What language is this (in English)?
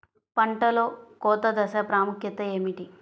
Telugu